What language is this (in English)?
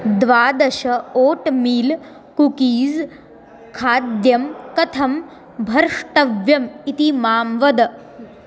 Sanskrit